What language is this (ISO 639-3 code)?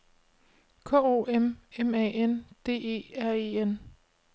dan